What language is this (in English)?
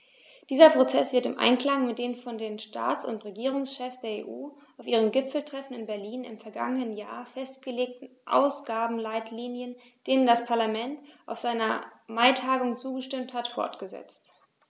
German